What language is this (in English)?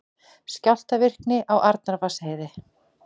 Icelandic